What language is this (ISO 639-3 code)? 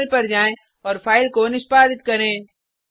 hin